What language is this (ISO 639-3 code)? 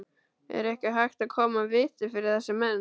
isl